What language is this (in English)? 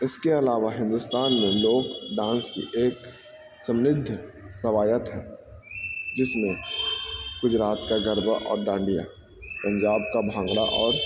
Urdu